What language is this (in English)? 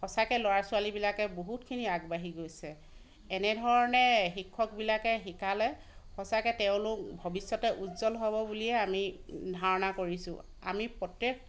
Assamese